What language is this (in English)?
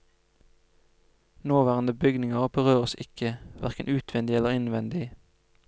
Norwegian